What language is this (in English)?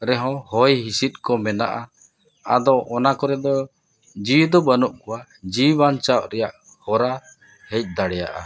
Santali